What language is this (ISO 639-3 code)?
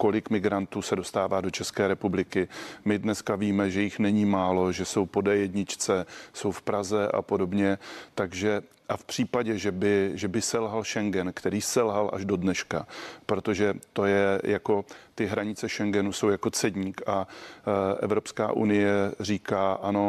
ces